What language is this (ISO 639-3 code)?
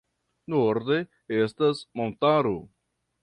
epo